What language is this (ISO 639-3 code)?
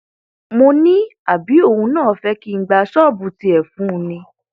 yor